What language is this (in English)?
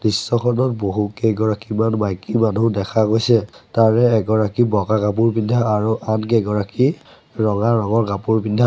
Assamese